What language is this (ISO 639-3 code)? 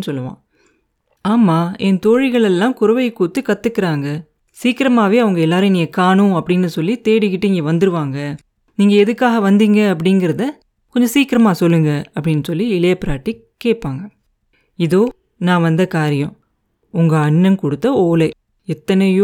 tam